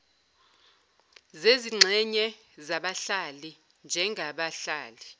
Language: Zulu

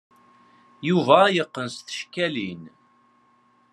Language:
Kabyle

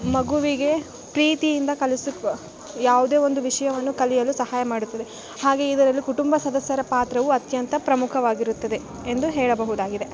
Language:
Kannada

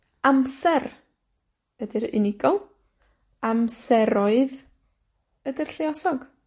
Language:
Welsh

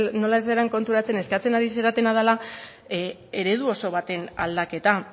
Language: Basque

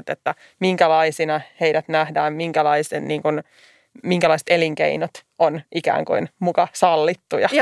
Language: Finnish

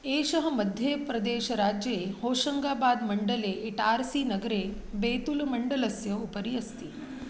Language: Sanskrit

